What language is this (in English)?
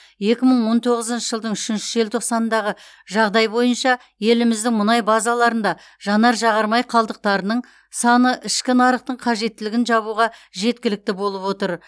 Kazakh